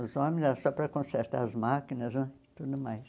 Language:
Portuguese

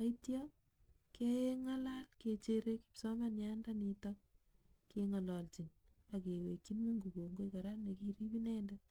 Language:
Kalenjin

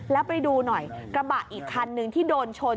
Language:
Thai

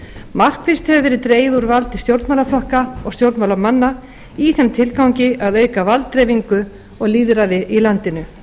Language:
Icelandic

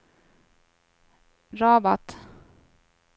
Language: Swedish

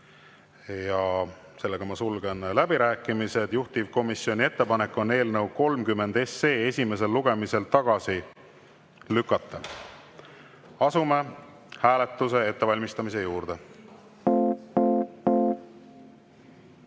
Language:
Estonian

